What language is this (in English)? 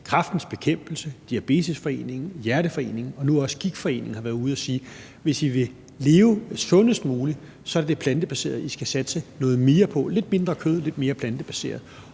Danish